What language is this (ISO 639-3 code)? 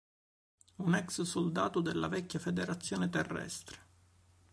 ita